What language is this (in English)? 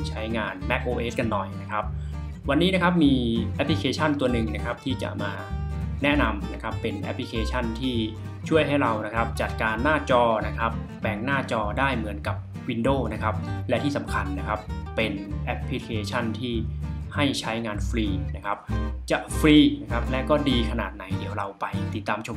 Thai